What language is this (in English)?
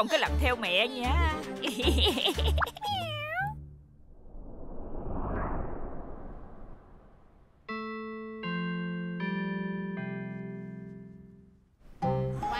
Vietnamese